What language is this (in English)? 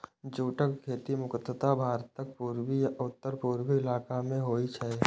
Maithili